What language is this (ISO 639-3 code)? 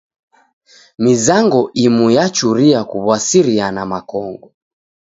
dav